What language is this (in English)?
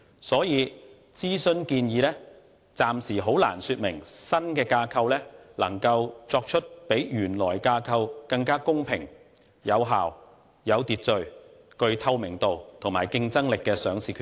Cantonese